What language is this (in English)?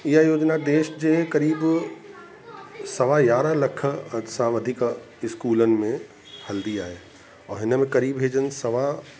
Sindhi